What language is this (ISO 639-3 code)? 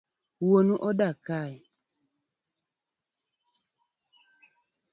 luo